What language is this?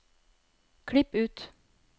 Norwegian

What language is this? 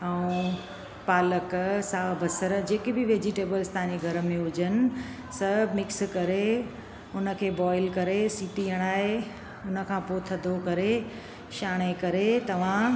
Sindhi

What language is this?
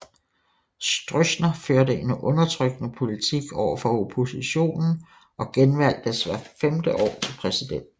Danish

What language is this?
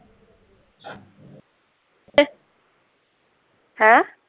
Punjabi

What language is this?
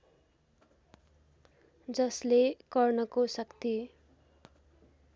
Nepali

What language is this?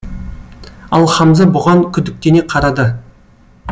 Kazakh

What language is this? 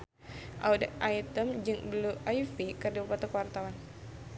Sundanese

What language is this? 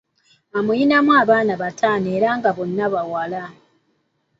Ganda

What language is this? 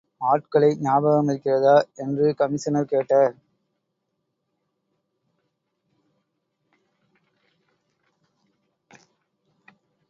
Tamil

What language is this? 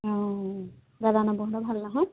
Assamese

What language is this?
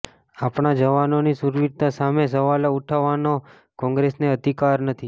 Gujarati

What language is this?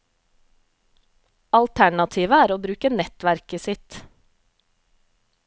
Norwegian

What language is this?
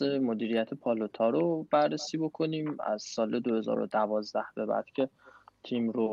Persian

